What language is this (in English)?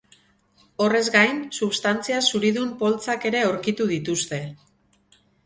Basque